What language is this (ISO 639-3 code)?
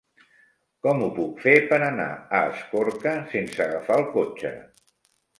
cat